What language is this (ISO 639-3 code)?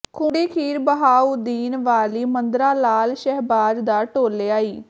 pan